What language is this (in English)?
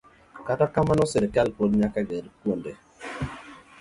Luo (Kenya and Tanzania)